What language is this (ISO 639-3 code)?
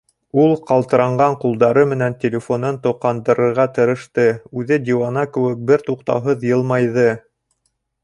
bak